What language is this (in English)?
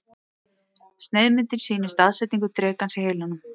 Icelandic